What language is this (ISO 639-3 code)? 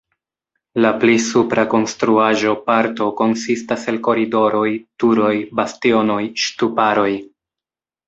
epo